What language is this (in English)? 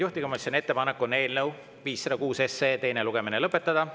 Estonian